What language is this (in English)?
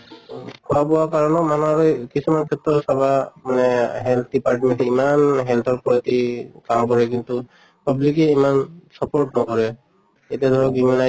Assamese